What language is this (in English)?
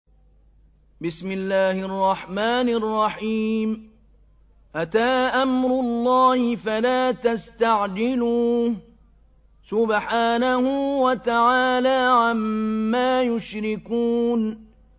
Arabic